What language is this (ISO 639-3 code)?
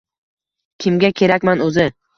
uzb